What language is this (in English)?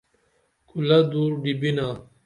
Dameli